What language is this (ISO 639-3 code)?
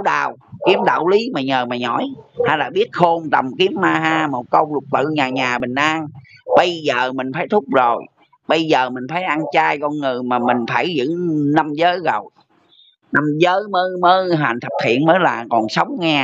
vie